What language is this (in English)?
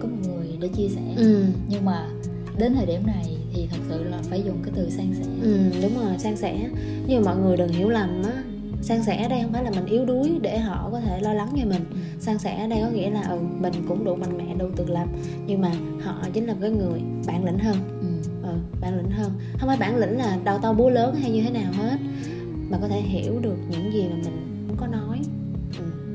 Vietnamese